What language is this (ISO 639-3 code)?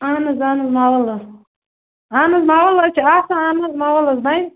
kas